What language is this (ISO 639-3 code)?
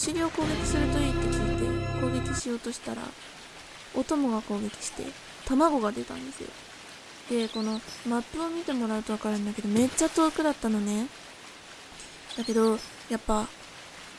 jpn